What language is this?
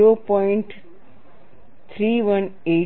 Gujarati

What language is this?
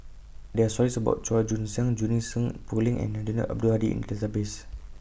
English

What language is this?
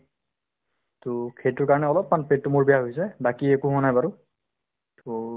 Assamese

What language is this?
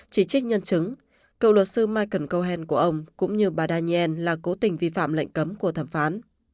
Vietnamese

